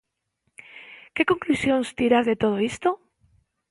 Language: Galician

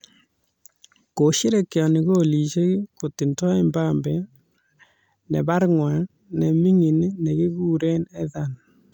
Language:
Kalenjin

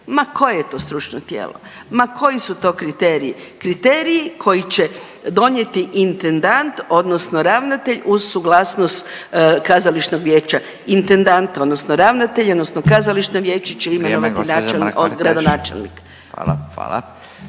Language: Croatian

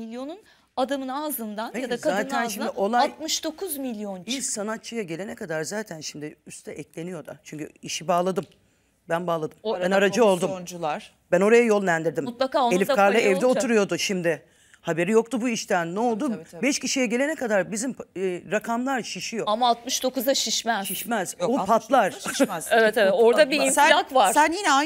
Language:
Turkish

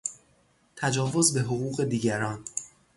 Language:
Persian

